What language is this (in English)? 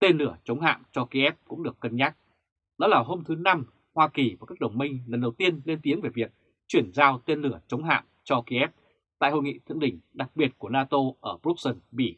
Vietnamese